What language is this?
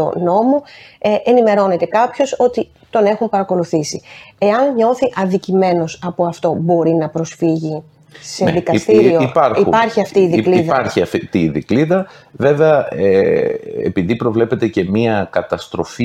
Greek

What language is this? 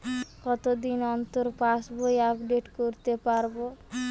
Bangla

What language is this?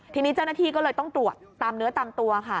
Thai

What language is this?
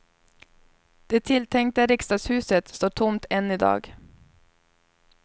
Swedish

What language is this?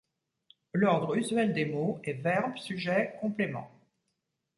French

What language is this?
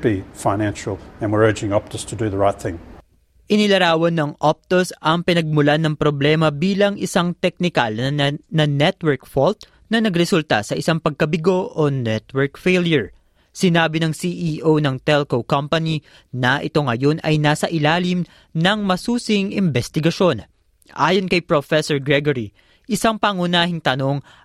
Filipino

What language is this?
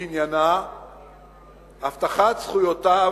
Hebrew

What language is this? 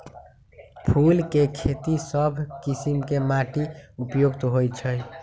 Magahi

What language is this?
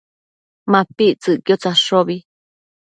Matsés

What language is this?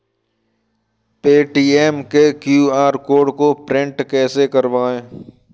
Hindi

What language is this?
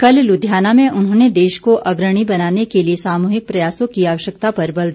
Hindi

